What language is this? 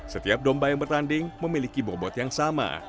Indonesian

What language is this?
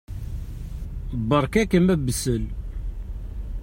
Kabyle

